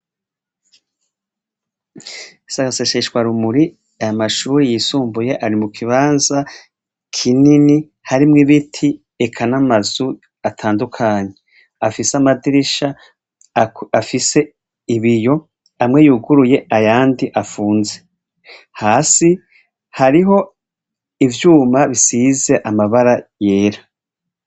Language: Rundi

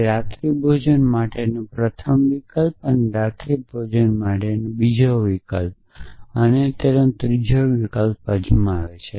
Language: Gujarati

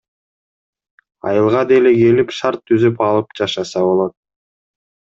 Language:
Kyrgyz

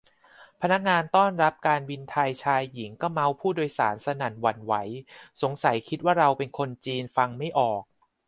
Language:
Thai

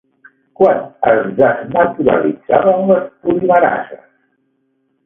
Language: Catalan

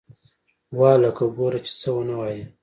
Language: Pashto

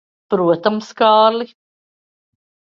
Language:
Latvian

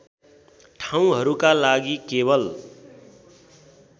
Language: Nepali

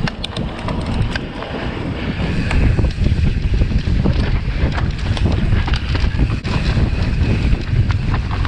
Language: Spanish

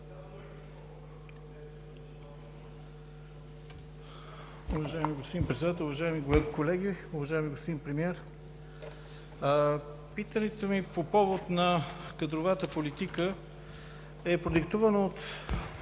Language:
Bulgarian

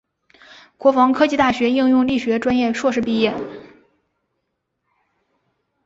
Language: Chinese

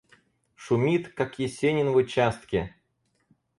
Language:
Russian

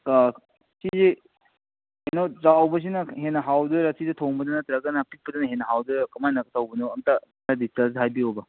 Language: Manipuri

